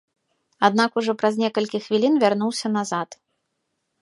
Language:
Belarusian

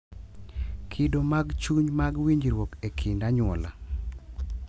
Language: Luo (Kenya and Tanzania)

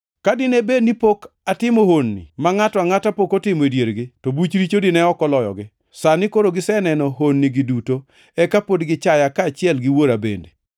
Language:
Luo (Kenya and Tanzania)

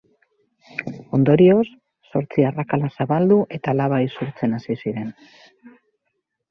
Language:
Basque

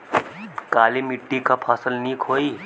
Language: Bhojpuri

